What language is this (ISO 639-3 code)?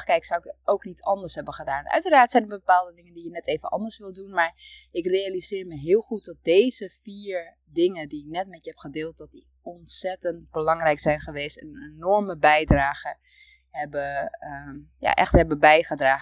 nld